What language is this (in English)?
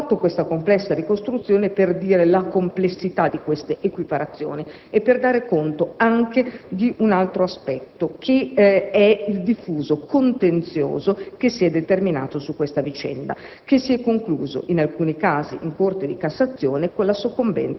Italian